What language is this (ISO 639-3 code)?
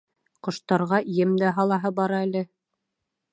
bak